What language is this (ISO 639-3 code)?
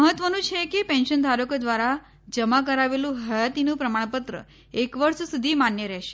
guj